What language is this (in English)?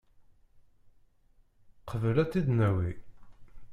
Kabyle